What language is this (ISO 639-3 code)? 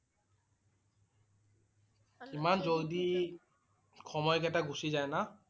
asm